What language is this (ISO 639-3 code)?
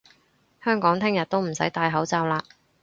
yue